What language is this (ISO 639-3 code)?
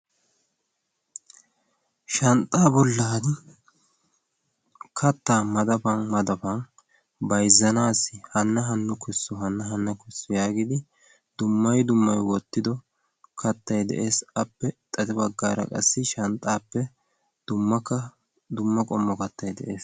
wal